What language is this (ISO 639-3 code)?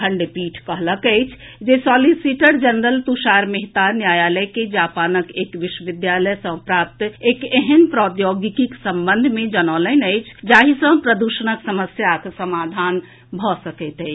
mai